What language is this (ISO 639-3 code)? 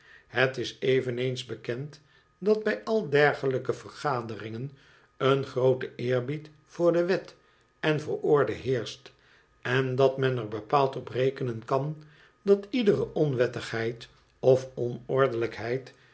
nld